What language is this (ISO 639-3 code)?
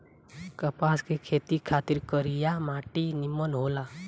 bho